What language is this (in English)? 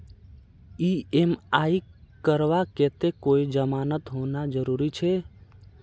Magahi